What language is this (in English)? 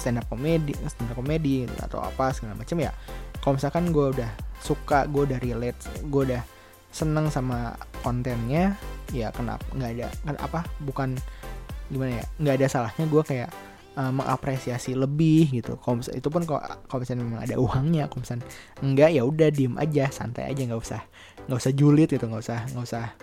Indonesian